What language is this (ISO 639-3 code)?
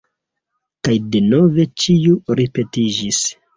epo